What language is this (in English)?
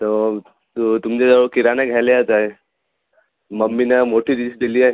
Marathi